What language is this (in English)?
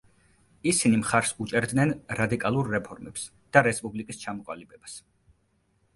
Georgian